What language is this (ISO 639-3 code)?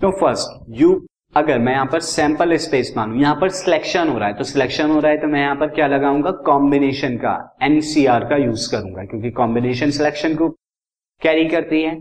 hin